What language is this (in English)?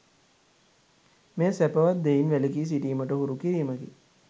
Sinhala